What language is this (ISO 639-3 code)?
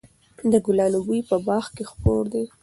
pus